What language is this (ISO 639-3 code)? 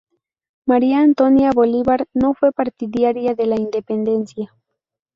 spa